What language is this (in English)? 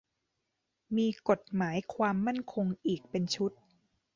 Thai